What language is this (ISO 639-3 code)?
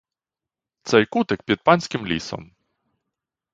ukr